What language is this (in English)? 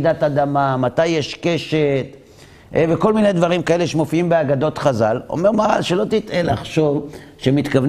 Hebrew